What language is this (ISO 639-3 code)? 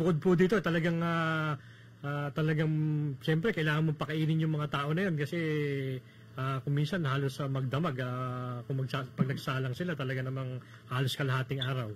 fil